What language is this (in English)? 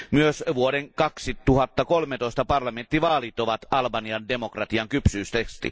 Finnish